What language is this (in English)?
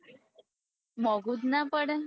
Gujarati